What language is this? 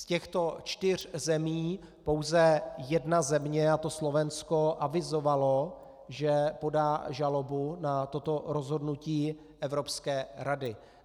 Czech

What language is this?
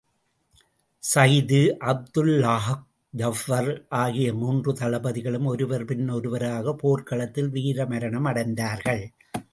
Tamil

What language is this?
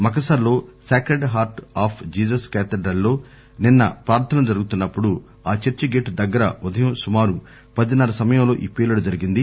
Telugu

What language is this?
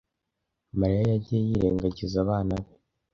Kinyarwanda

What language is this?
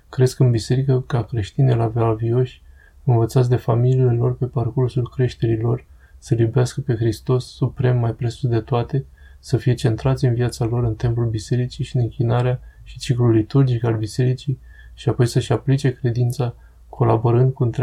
Romanian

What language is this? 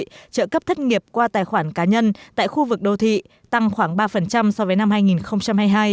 Vietnamese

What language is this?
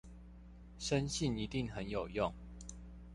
Chinese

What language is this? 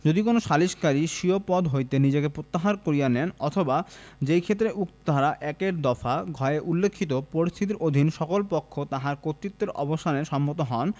Bangla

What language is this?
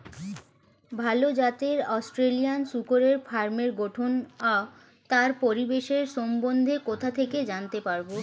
Bangla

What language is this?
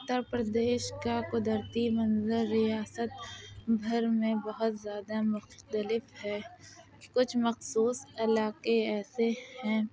Urdu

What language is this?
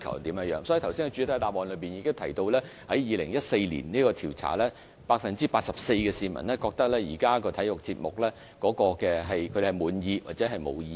Cantonese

